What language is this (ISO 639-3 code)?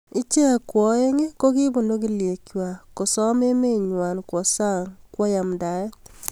kln